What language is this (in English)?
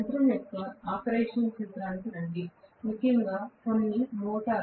Telugu